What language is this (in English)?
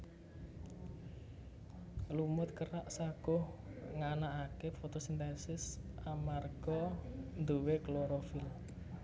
Javanese